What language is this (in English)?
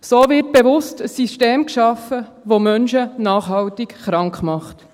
Swiss German